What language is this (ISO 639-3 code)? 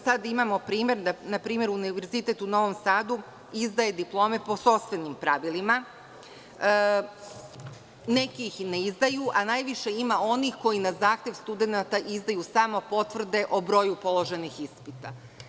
srp